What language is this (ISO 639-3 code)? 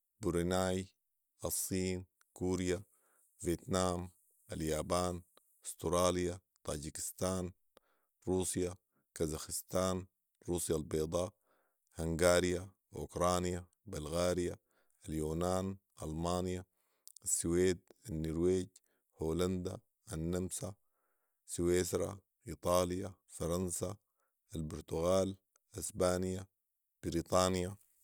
apd